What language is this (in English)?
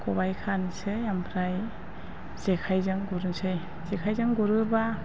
Bodo